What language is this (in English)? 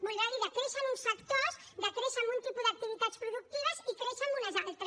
Catalan